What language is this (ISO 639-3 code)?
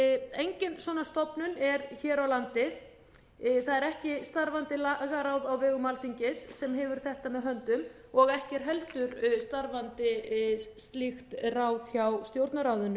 isl